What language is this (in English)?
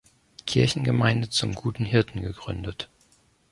German